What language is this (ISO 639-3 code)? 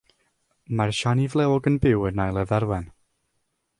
cym